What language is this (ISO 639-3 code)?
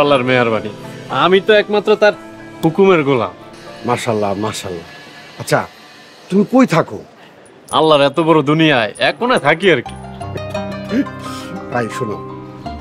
ben